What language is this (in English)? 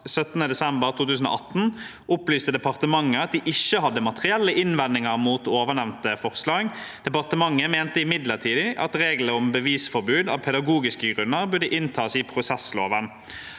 Norwegian